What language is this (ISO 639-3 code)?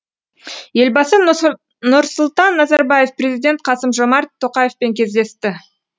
kaz